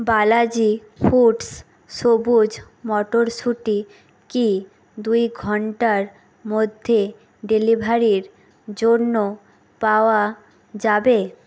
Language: Bangla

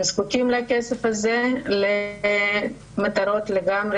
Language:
Hebrew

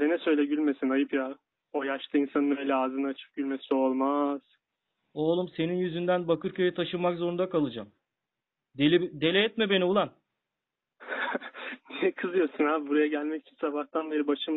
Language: Turkish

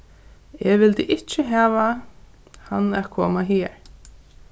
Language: Faroese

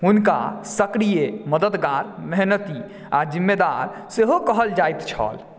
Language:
Maithili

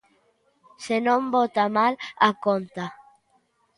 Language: Galician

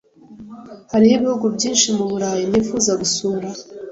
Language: Kinyarwanda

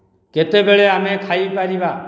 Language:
Odia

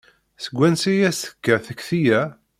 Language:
Kabyle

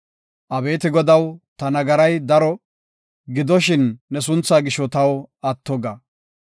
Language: Gofa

